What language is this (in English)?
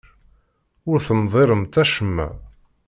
Kabyle